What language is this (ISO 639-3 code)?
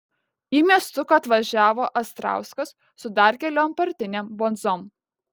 lit